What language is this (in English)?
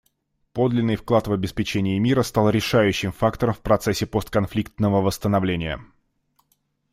Russian